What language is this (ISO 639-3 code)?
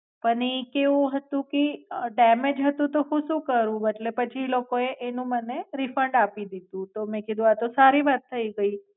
guj